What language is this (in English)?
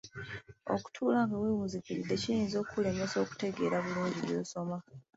Ganda